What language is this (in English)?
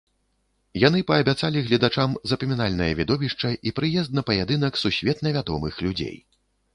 Belarusian